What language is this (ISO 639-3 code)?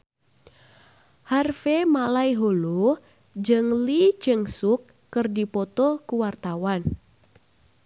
sun